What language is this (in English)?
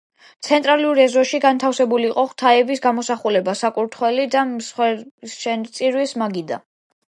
Georgian